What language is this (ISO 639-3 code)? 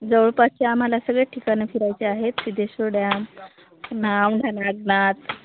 mar